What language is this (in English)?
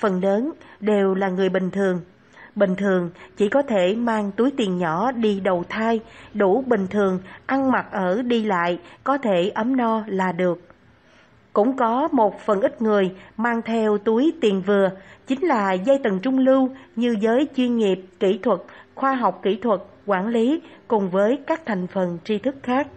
Vietnamese